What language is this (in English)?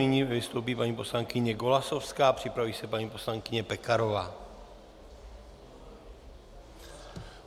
Czech